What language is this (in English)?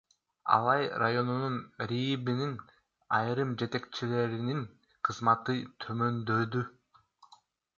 Kyrgyz